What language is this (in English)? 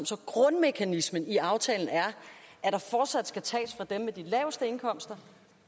Danish